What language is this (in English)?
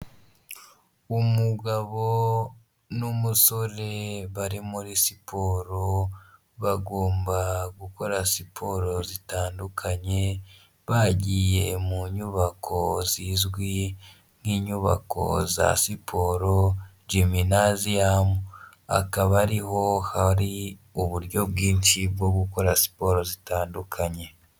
Kinyarwanda